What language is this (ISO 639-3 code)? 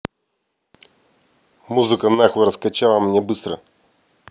rus